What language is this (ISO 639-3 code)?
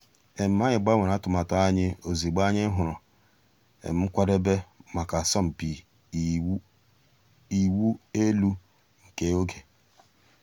ibo